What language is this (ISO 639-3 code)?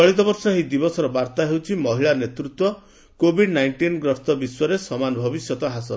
ori